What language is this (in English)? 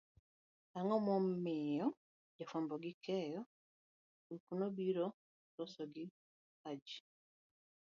Luo (Kenya and Tanzania)